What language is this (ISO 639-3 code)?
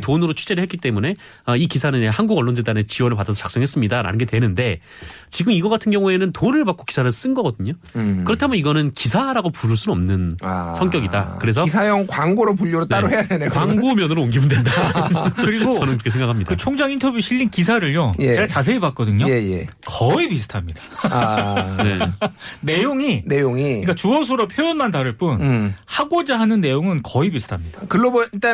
kor